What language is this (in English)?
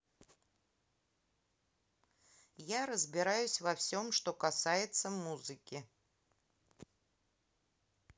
Russian